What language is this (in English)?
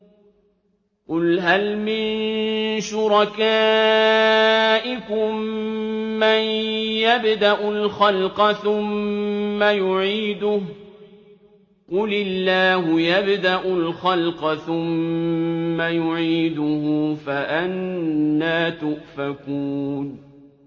Arabic